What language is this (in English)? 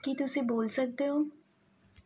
Punjabi